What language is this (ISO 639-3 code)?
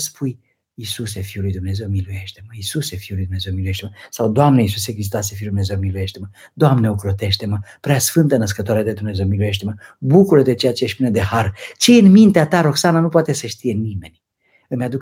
ron